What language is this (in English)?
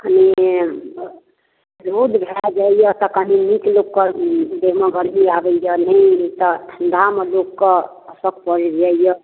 Maithili